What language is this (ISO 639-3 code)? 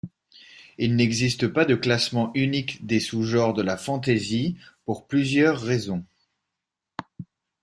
fra